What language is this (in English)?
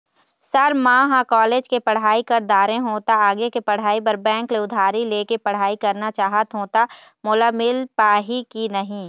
Chhattisgarhi